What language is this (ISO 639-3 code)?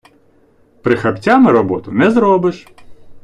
ukr